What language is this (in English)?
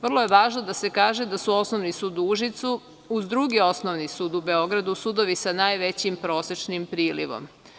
Serbian